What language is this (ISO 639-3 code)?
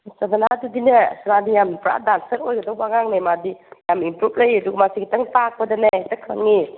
mni